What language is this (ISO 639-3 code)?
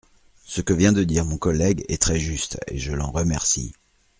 fra